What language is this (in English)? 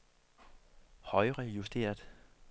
Danish